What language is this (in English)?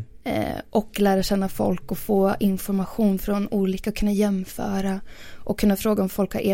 Swedish